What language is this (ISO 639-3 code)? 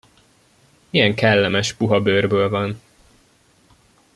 hun